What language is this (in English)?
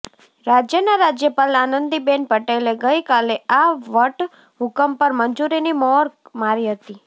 Gujarati